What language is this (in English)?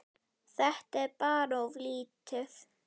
Icelandic